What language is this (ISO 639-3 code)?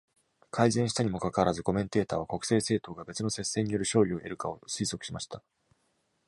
jpn